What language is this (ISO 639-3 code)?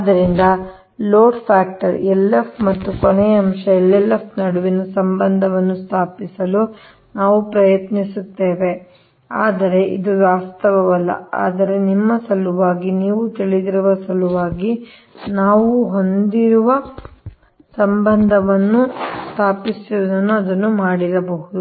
kan